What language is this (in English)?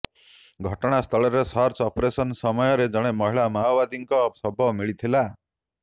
Odia